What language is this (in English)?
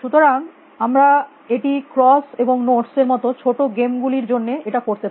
Bangla